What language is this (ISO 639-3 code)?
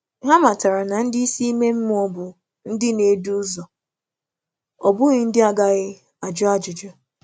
ibo